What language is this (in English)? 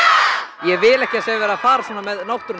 Icelandic